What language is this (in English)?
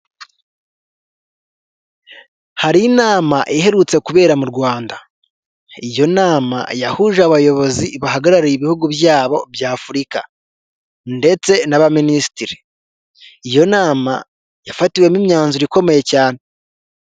Kinyarwanda